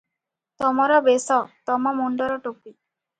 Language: Odia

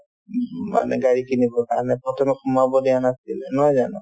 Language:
Assamese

